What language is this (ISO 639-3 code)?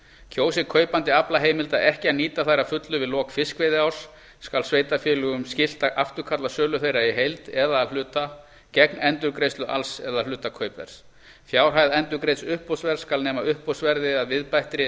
isl